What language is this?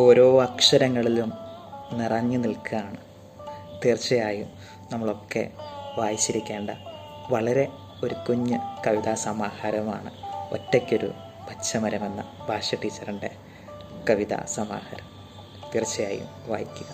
Malayalam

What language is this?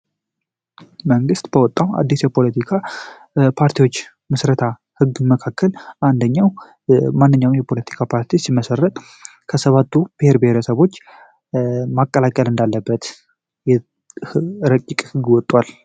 Amharic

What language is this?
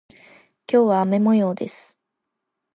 Japanese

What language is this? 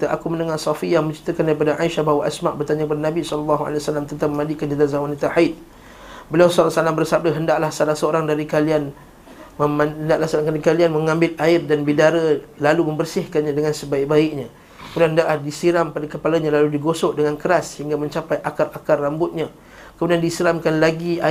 Malay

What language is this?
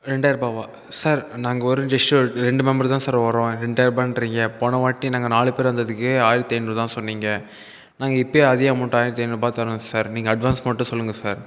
Tamil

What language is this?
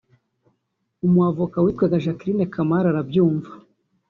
Kinyarwanda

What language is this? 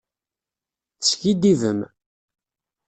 Kabyle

